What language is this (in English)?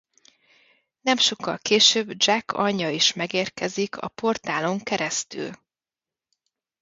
Hungarian